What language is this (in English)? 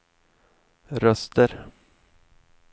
Swedish